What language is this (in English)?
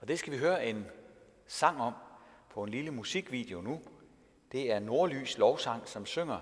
Danish